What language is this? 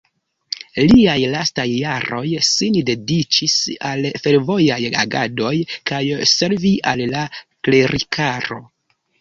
Esperanto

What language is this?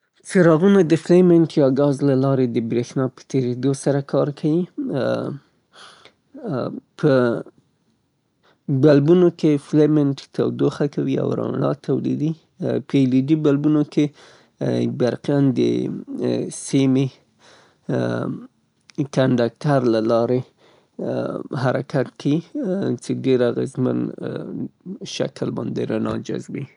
Southern Pashto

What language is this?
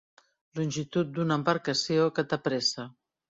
Catalan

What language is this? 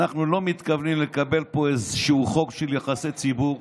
Hebrew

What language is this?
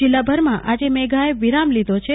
Gujarati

